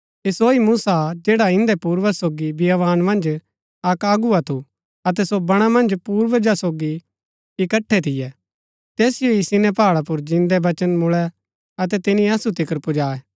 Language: Gaddi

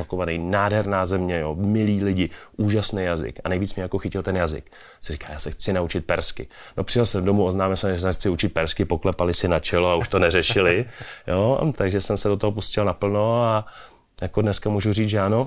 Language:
Czech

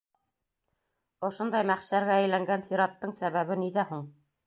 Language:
Bashkir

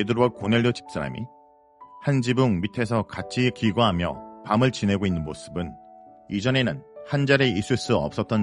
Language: Korean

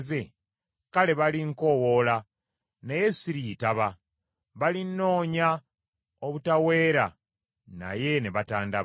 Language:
Ganda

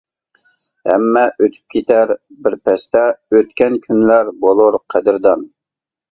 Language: Uyghur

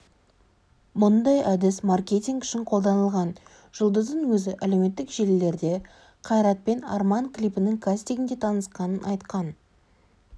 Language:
Kazakh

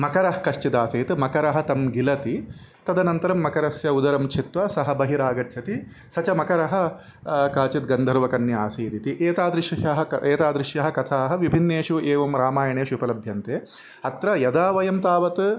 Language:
Sanskrit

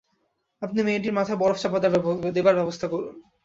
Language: Bangla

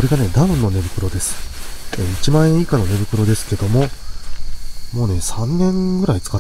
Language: Japanese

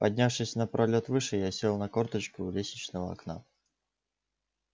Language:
Russian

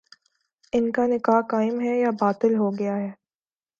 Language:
Urdu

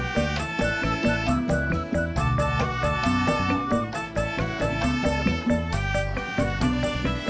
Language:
Indonesian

